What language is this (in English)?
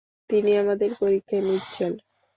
Bangla